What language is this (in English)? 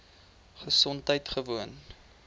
Afrikaans